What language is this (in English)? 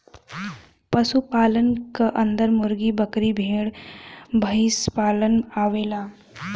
Bhojpuri